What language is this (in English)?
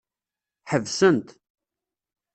Kabyle